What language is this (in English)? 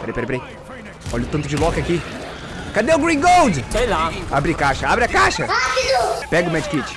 Portuguese